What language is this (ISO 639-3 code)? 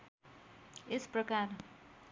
nep